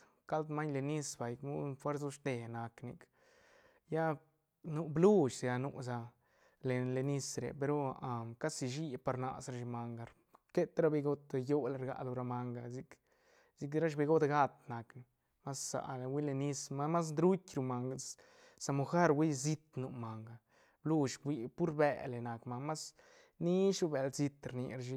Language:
Santa Catarina Albarradas Zapotec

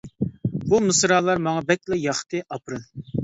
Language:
Uyghur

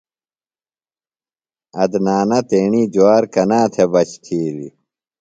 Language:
Phalura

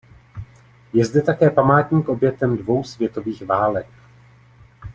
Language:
Czech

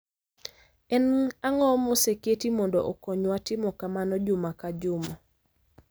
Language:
Luo (Kenya and Tanzania)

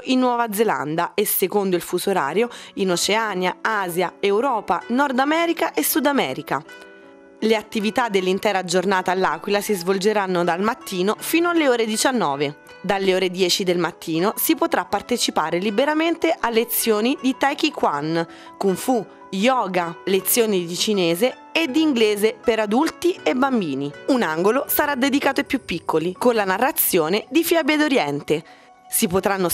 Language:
Italian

